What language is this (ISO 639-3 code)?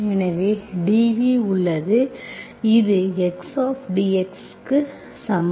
tam